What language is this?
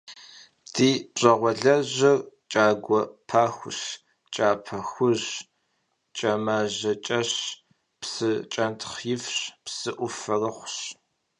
Kabardian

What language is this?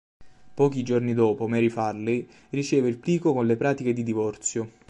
Italian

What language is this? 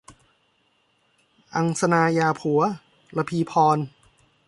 Thai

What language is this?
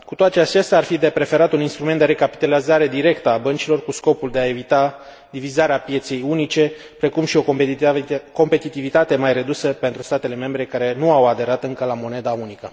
Romanian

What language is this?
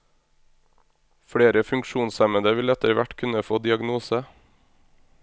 Norwegian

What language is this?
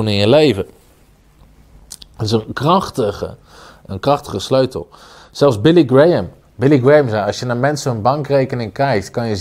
Dutch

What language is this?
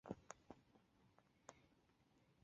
Chinese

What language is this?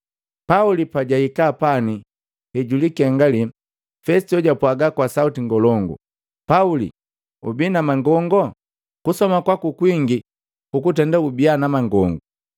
Matengo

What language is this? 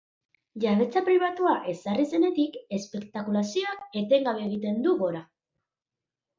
Basque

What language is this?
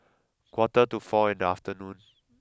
English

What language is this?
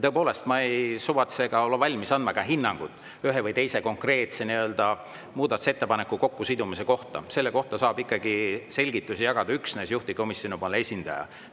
Estonian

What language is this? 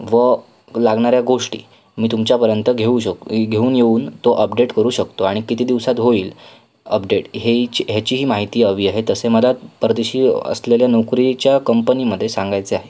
Marathi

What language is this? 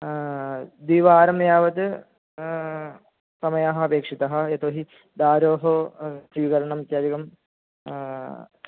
Sanskrit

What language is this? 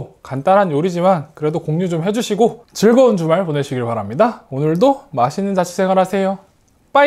Korean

